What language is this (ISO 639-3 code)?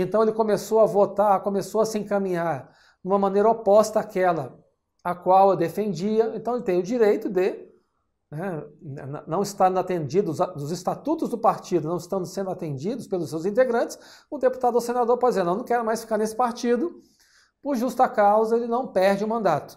por